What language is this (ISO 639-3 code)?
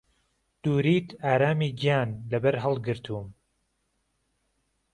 ckb